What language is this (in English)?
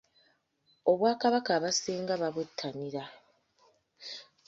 Ganda